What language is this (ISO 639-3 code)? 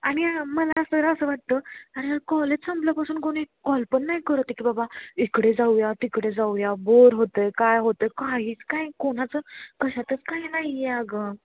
mar